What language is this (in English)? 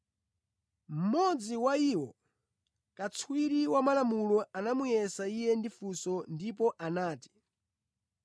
Nyanja